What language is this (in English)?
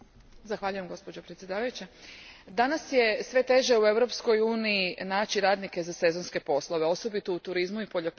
Croatian